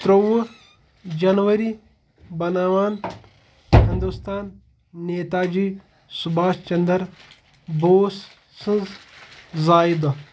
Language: Kashmiri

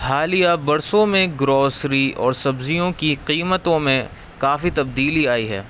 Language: Urdu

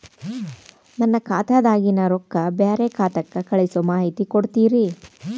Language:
Kannada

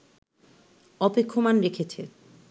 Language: Bangla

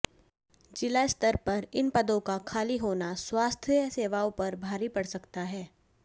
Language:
Hindi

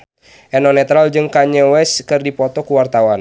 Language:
Sundanese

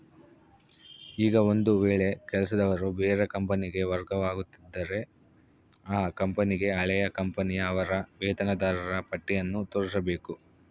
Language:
Kannada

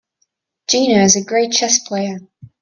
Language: English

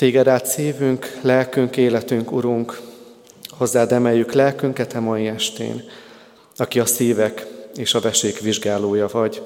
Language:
Hungarian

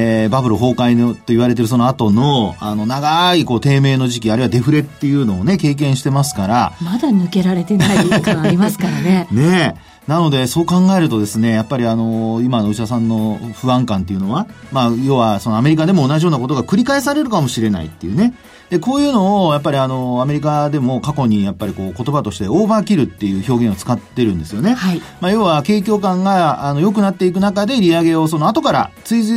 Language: Japanese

